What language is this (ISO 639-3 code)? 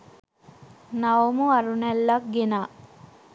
sin